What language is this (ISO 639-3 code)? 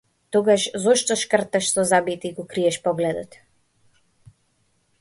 mkd